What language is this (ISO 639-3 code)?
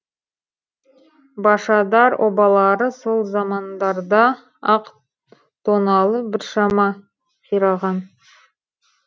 kaz